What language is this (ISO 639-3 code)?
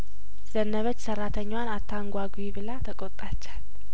amh